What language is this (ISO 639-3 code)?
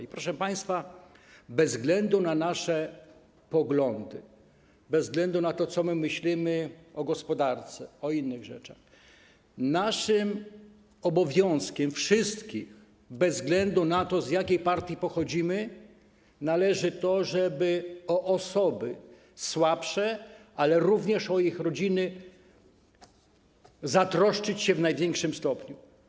pol